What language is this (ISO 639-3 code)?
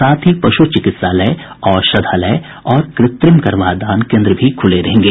hin